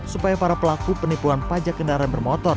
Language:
Indonesian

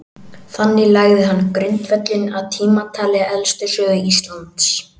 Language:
Icelandic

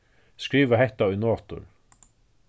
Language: Faroese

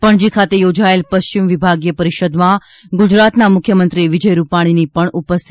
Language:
Gujarati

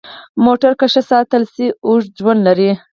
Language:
Pashto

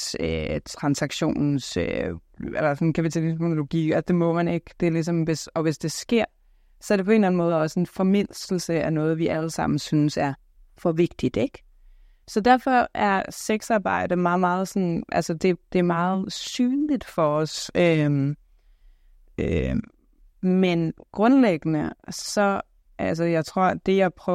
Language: Danish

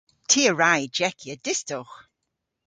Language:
Cornish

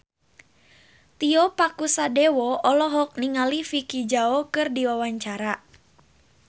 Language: Sundanese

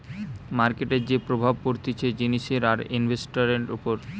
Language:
Bangla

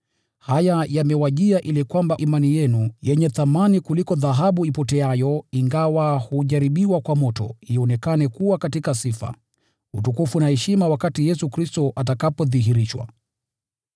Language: Swahili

